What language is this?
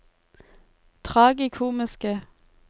Norwegian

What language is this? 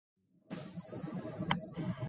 Japanese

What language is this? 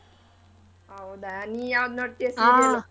Kannada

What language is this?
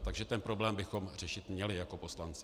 Czech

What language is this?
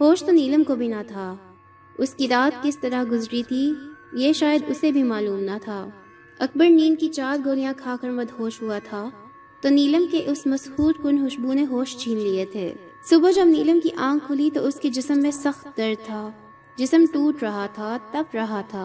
Urdu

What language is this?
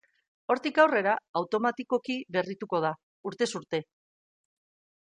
Basque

